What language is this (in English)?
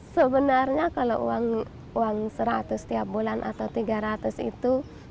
Indonesian